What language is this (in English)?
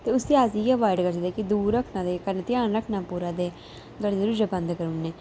Dogri